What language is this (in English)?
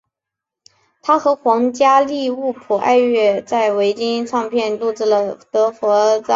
Chinese